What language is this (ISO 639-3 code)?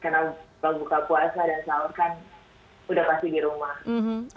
ind